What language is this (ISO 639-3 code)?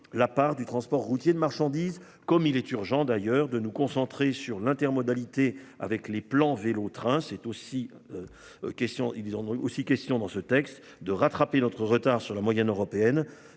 fra